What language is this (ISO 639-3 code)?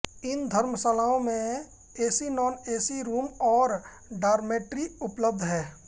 hin